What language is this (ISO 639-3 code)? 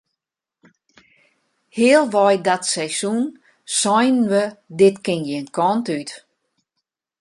fry